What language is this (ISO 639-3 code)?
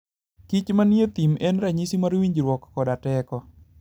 luo